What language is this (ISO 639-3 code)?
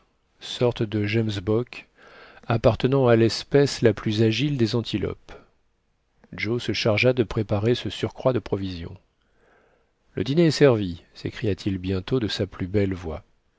fra